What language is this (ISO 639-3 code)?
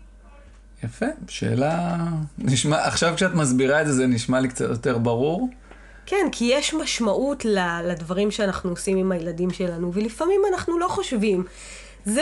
heb